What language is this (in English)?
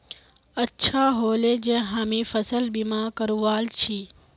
Magahi